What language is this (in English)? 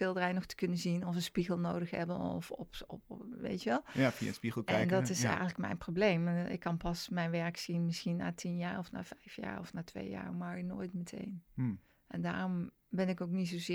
Dutch